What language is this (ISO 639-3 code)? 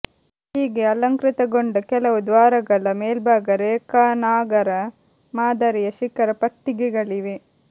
kan